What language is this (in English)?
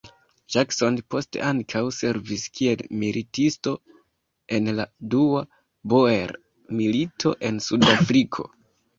Esperanto